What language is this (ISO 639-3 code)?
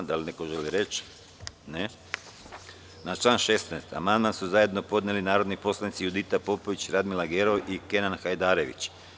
srp